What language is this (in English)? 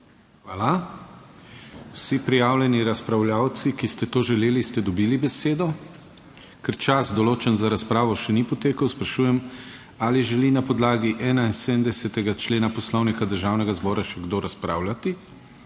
Slovenian